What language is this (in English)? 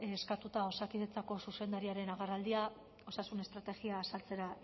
Basque